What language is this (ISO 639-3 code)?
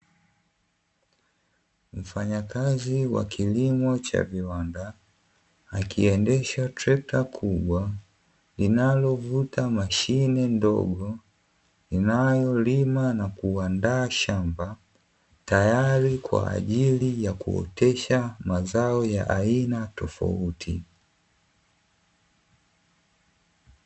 swa